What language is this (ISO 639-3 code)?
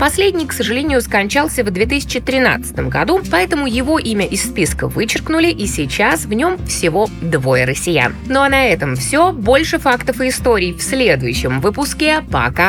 rus